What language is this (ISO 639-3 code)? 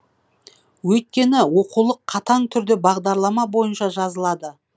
kaz